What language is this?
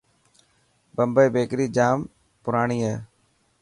Dhatki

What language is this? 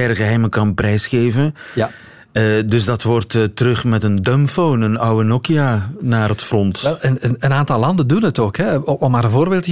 Dutch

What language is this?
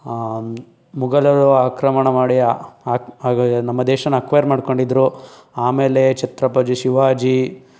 Kannada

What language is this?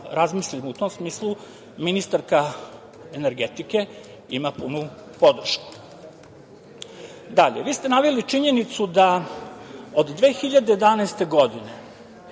Serbian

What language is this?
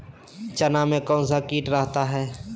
Magahi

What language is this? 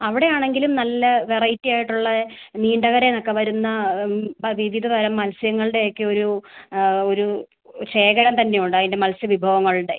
Malayalam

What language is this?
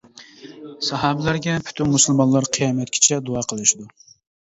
Uyghur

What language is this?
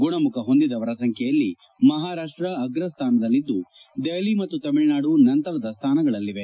Kannada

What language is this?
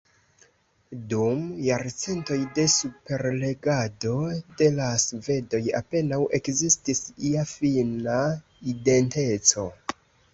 Esperanto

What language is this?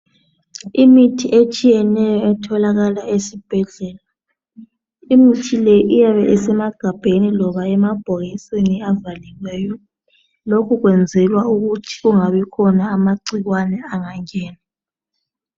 North Ndebele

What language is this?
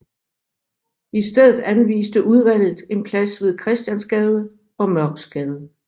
Danish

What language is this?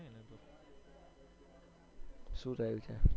Gujarati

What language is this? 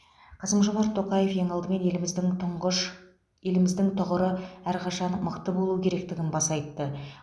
Kazakh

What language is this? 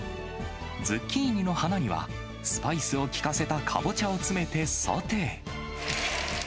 Japanese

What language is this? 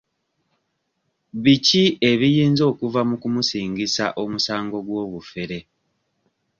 Ganda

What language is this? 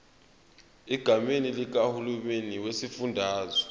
Zulu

